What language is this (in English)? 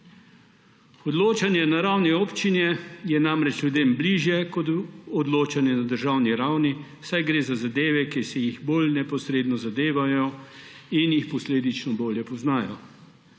Slovenian